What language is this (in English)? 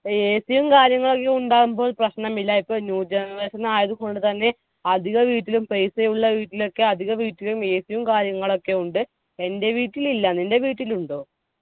Malayalam